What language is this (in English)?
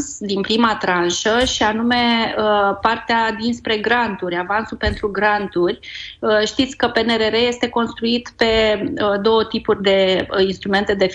Romanian